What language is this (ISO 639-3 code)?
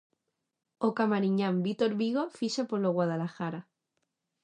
glg